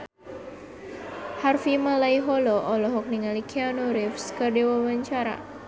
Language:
Sundanese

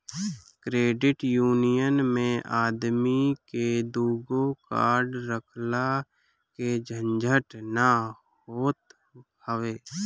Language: Bhojpuri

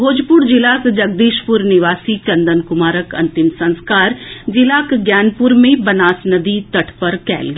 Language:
Maithili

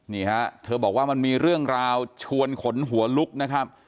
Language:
Thai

